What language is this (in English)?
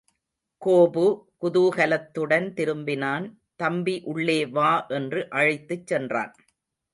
Tamil